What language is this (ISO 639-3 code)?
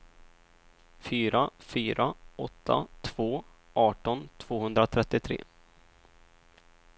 swe